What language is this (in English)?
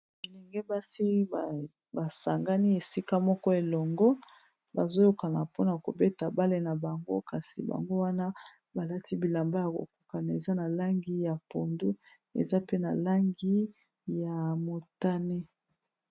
Lingala